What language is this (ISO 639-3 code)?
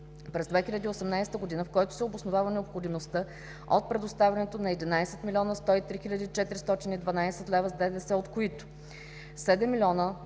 bul